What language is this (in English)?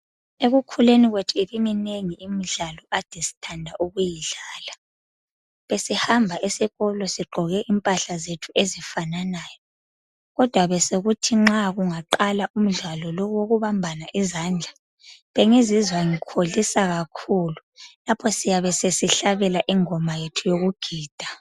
North Ndebele